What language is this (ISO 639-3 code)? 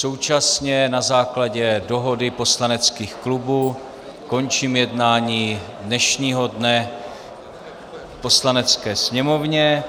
ces